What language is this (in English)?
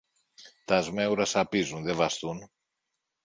Greek